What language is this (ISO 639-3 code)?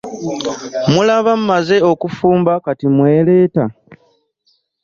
lug